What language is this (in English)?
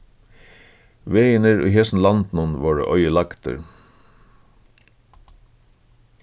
Faroese